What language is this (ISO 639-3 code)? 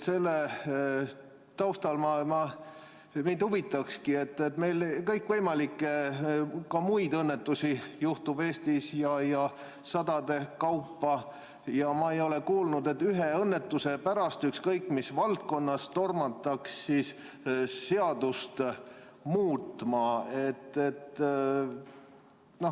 est